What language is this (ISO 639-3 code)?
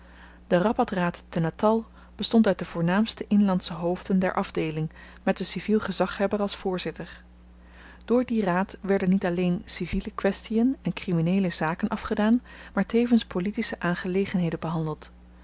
nld